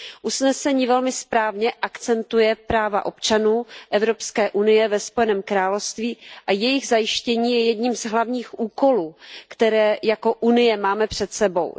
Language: Czech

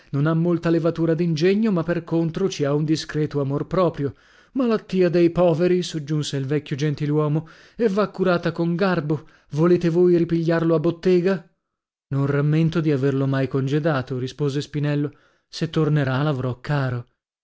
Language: Italian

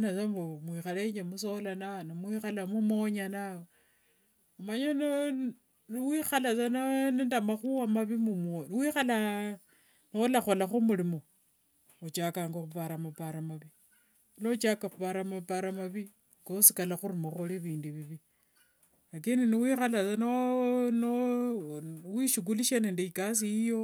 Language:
Wanga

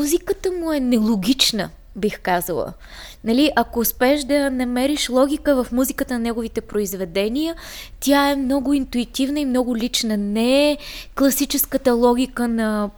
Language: Bulgarian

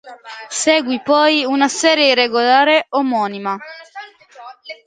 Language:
Italian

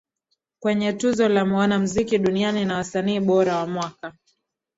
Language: Swahili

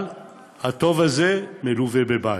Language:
Hebrew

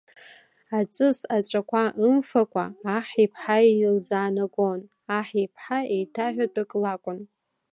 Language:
Abkhazian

